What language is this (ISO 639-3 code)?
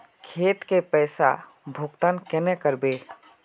mag